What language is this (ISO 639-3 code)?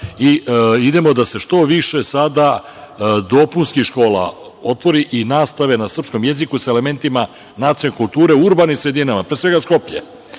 srp